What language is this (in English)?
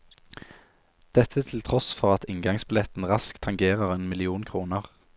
Norwegian